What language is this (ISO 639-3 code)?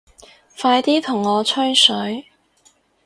yue